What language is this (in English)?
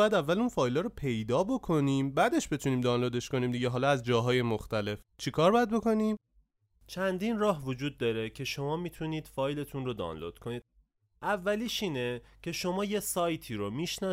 Persian